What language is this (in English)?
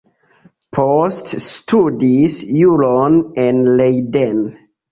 Esperanto